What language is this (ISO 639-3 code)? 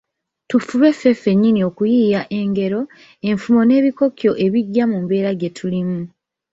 lug